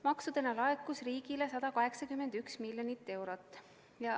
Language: Estonian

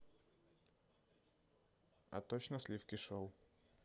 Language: Russian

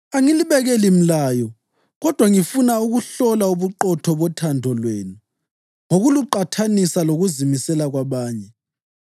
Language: North Ndebele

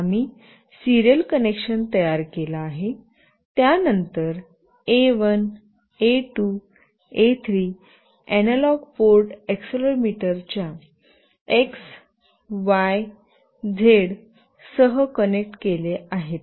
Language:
Marathi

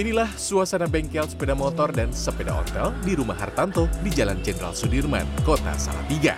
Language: Indonesian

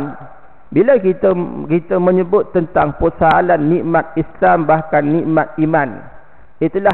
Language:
Malay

